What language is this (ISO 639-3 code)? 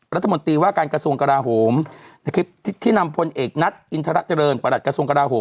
tha